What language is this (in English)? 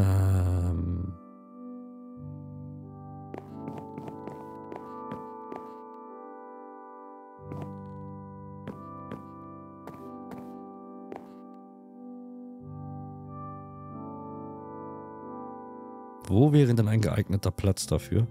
German